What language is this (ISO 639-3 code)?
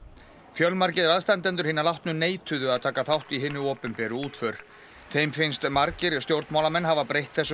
isl